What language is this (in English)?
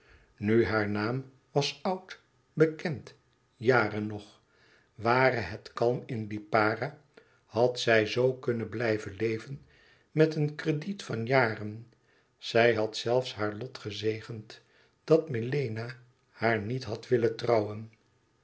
Dutch